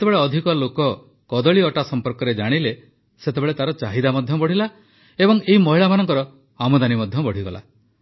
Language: Odia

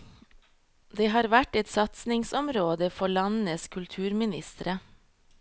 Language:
Norwegian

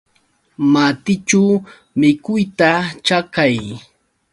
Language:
Yauyos Quechua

